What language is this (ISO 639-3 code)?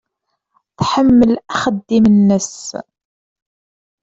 kab